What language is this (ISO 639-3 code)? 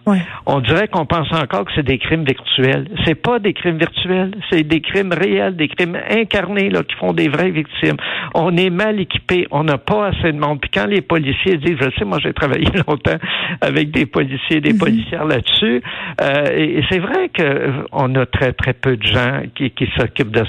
fra